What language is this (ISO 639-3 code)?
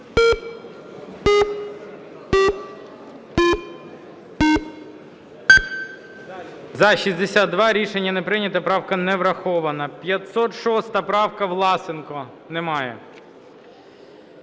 ukr